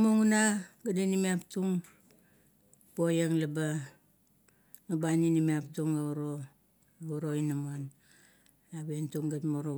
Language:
Kuot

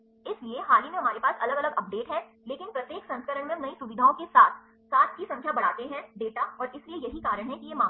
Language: Hindi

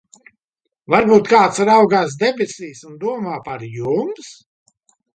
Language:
Latvian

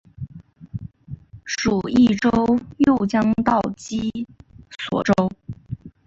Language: Chinese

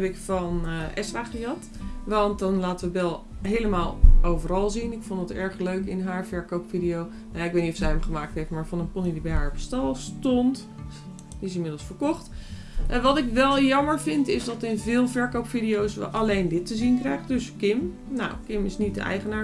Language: Dutch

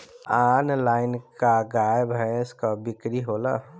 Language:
Bhojpuri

